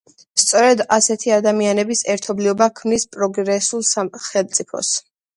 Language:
Georgian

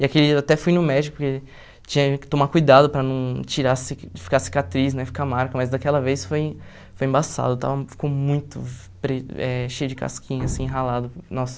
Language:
Portuguese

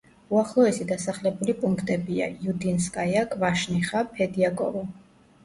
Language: Georgian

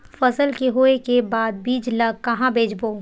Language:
Chhattisgarhi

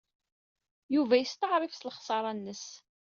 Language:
Kabyle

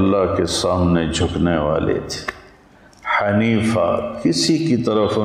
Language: Urdu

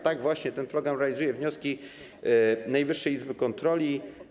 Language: Polish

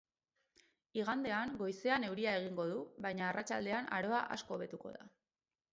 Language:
Basque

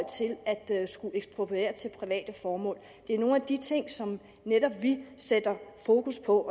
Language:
Danish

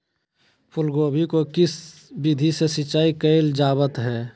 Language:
Magahi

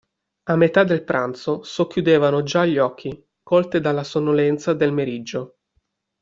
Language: Italian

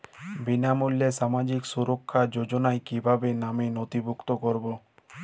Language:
Bangla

